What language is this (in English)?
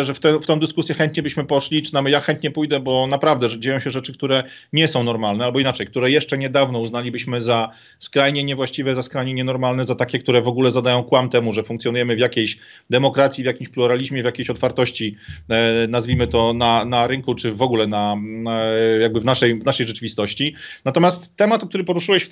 Polish